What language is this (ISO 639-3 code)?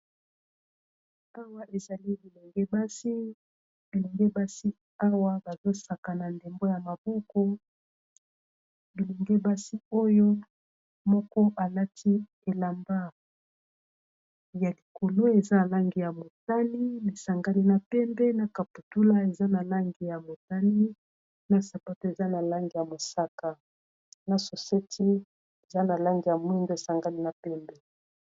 lin